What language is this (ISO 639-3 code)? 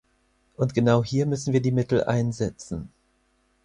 deu